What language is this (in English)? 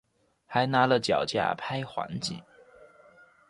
Chinese